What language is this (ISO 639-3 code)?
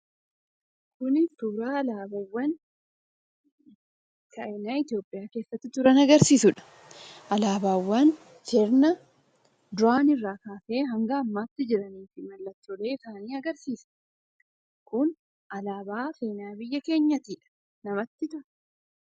orm